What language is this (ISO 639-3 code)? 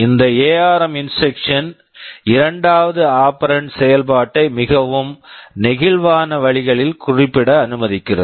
tam